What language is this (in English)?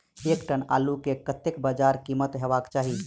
Maithili